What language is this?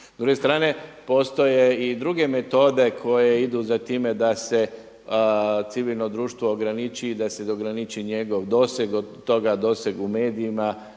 Croatian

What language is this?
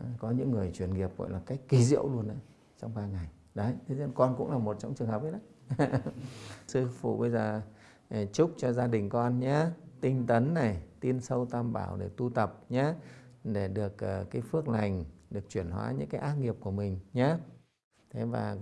Vietnamese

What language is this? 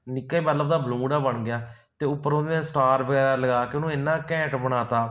Punjabi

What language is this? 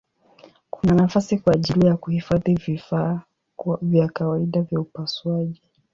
Swahili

